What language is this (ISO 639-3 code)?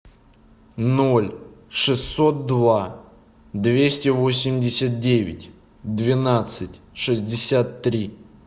rus